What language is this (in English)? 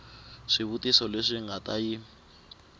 Tsonga